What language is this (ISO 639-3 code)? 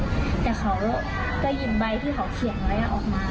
tha